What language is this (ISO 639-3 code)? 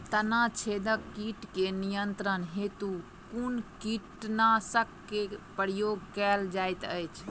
mai